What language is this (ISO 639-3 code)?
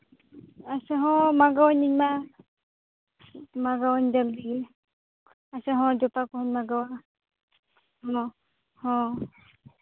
sat